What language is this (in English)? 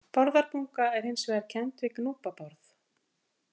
Icelandic